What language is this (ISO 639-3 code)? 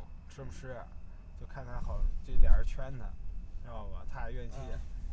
zho